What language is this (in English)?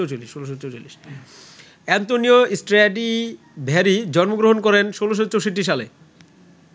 Bangla